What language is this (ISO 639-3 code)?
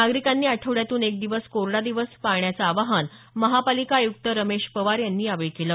mar